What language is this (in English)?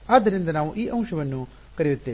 Kannada